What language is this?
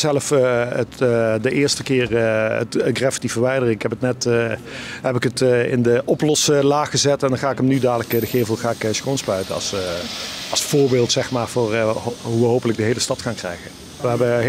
Dutch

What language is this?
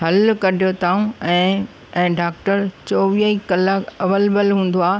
Sindhi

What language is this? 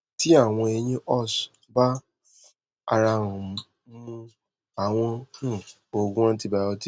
Yoruba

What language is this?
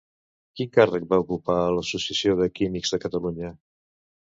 Catalan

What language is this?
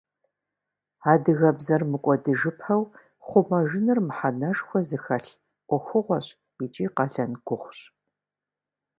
Kabardian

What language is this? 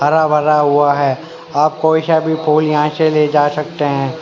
Hindi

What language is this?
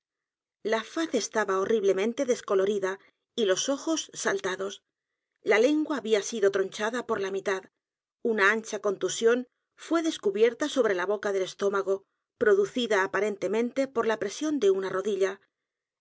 Spanish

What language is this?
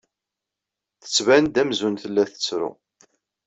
Kabyle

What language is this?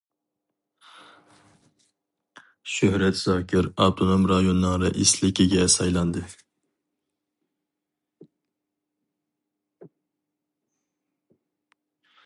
Uyghur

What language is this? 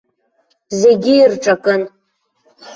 Abkhazian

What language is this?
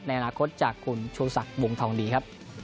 Thai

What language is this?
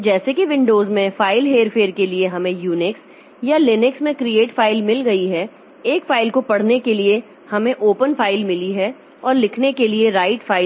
Hindi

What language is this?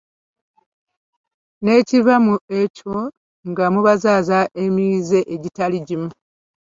Ganda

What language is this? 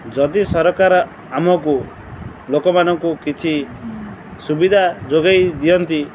Odia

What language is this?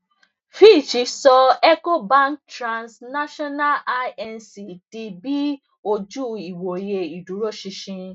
Yoruba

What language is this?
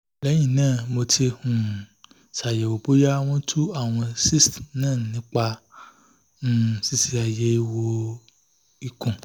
Yoruba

